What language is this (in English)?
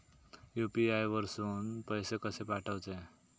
Marathi